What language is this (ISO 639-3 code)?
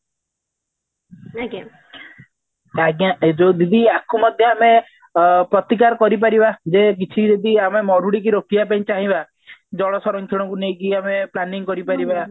ori